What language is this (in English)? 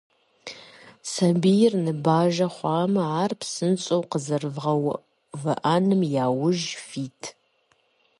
Kabardian